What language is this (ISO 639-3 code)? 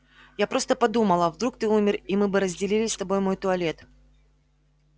rus